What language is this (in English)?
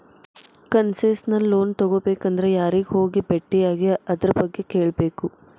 Kannada